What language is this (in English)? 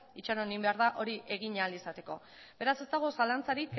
Basque